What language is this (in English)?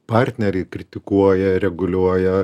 Lithuanian